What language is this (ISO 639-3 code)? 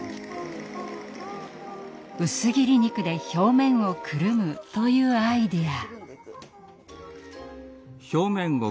jpn